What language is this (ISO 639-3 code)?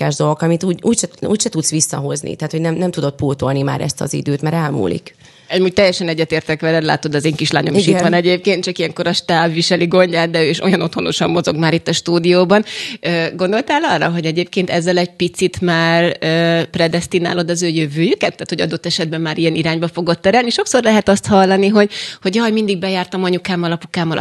hun